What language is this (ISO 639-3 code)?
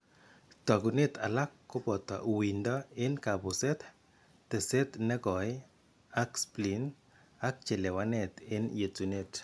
kln